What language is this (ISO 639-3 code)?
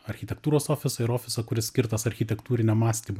lit